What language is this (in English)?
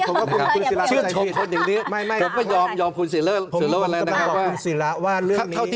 Thai